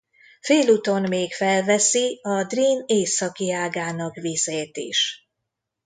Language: Hungarian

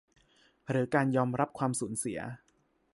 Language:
Thai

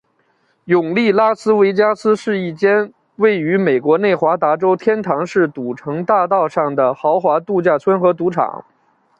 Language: Chinese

